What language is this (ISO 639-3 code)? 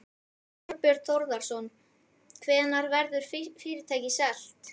isl